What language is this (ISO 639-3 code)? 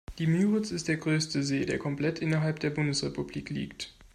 deu